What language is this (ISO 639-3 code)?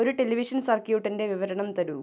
mal